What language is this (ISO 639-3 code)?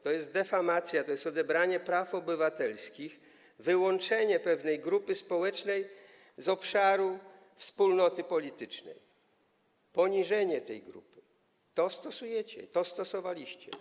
pol